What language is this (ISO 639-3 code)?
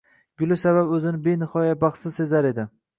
uzb